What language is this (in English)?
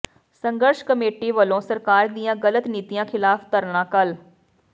Punjabi